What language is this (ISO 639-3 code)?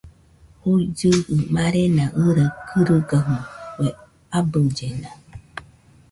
hux